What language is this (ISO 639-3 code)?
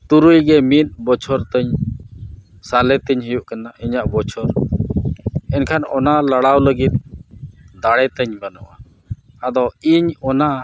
sat